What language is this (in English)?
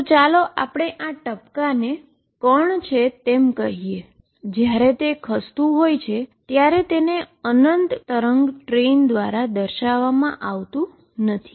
Gujarati